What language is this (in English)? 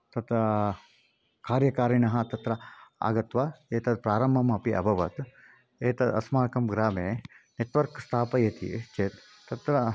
Sanskrit